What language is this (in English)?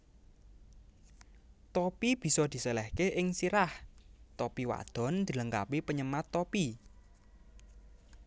Javanese